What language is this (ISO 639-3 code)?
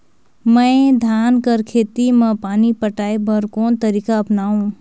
hne